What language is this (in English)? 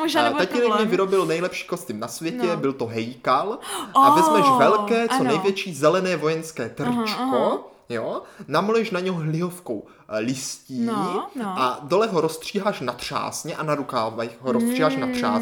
Czech